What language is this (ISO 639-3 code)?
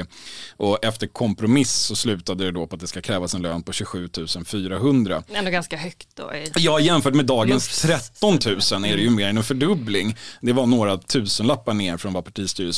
swe